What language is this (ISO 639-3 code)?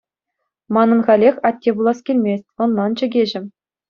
chv